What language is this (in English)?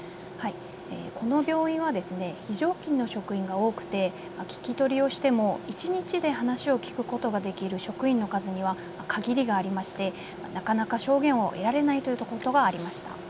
Japanese